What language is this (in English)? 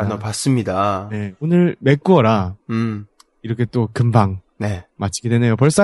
Korean